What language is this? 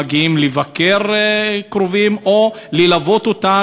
Hebrew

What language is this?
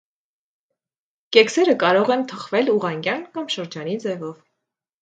Armenian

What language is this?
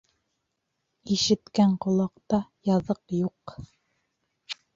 Bashkir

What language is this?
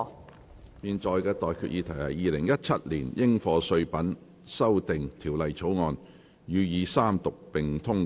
Cantonese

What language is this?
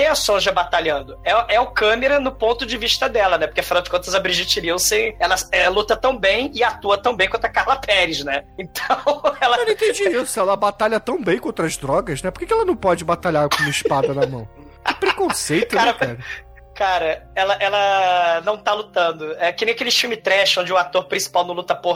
Portuguese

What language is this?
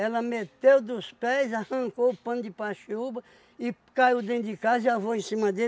Portuguese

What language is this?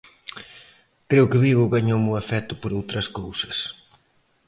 Galician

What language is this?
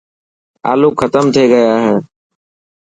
Dhatki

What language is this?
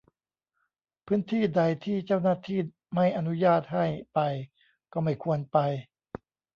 Thai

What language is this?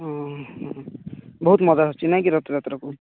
Odia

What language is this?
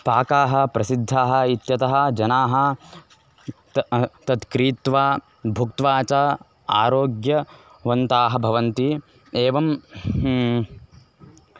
Sanskrit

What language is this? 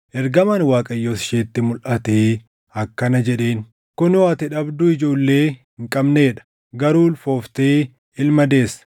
Oromo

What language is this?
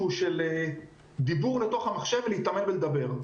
Hebrew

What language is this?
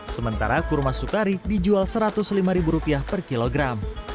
Indonesian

